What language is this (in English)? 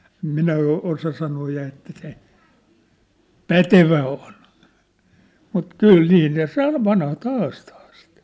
Finnish